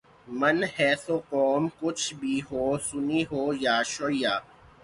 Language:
Urdu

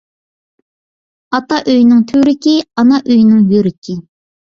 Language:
Uyghur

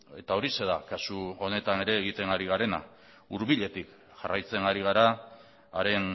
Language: Basque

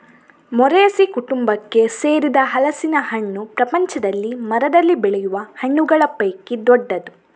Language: Kannada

